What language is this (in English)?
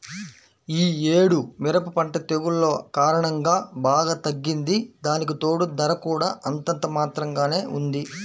Telugu